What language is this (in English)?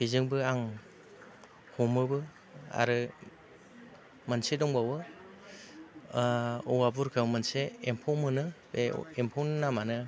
Bodo